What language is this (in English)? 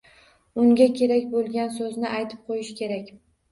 Uzbek